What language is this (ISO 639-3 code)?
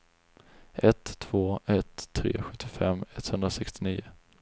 swe